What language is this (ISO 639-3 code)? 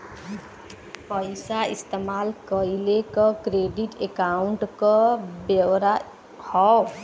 bho